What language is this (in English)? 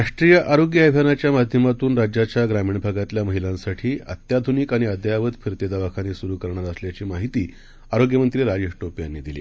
Marathi